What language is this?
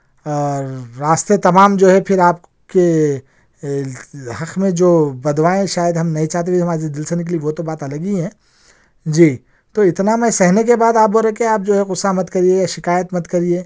Urdu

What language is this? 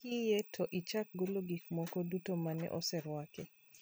Luo (Kenya and Tanzania)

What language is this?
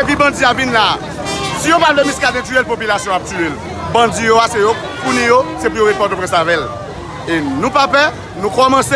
French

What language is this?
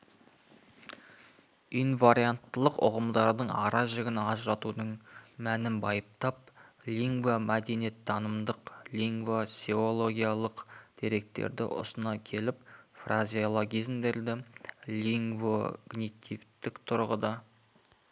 Kazakh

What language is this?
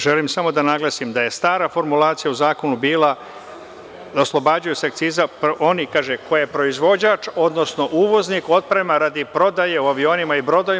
Serbian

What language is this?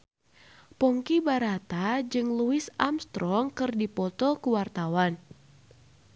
Sundanese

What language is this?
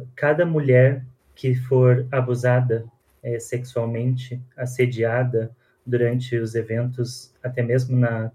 Portuguese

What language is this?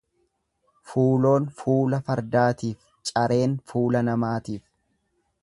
Oromo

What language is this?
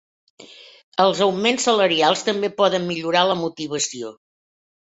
Catalan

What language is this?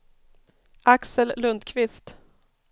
Swedish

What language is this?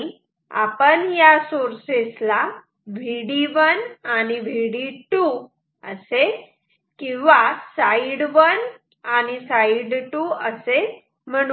Marathi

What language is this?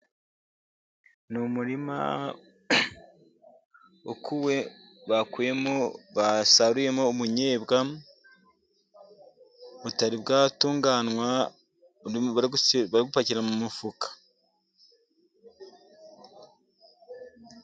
Kinyarwanda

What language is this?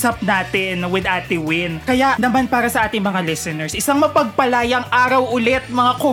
Filipino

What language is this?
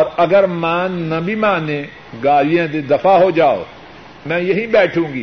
Urdu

